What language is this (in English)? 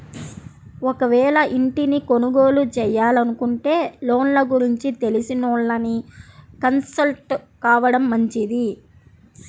Telugu